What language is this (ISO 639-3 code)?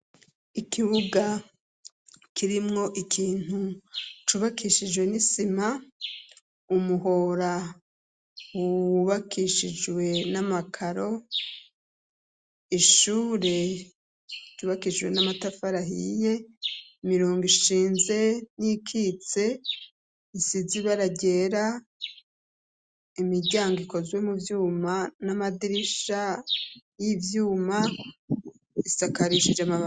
run